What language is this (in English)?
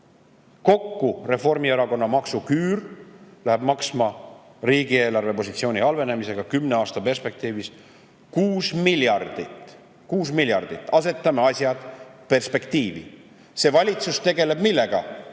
Estonian